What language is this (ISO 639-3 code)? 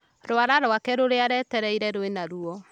kik